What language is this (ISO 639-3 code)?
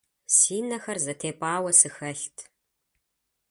kbd